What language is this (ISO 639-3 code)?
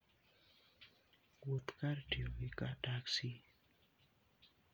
luo